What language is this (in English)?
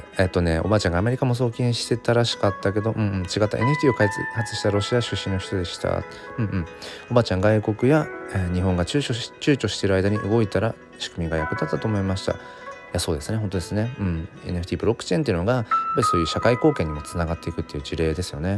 Japanese